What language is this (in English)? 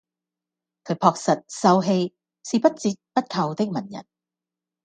Cantonese